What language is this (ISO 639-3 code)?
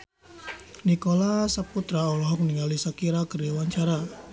sun